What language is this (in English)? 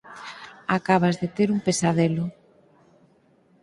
Galician